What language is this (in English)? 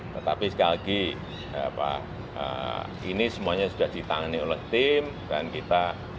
Indonesian